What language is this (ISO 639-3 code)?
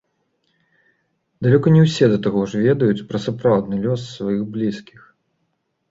bel